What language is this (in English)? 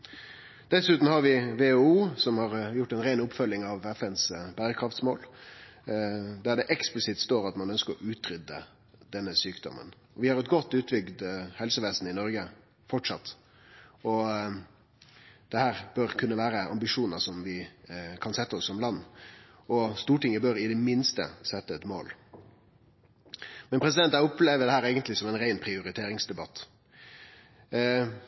Norwegian Nynorsk